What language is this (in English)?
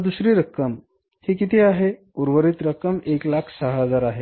Marathi